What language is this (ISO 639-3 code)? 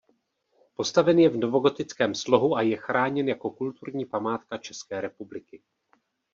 ces